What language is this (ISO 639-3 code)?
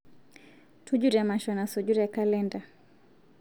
mas